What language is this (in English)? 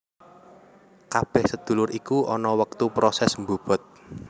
Javanese